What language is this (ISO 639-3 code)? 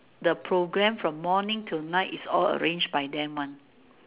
eng